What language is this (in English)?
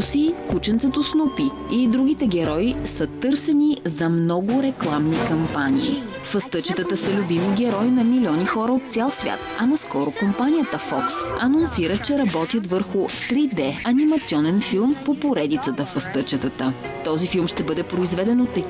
Bulgarian